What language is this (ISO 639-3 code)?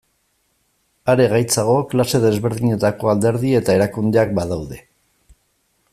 eus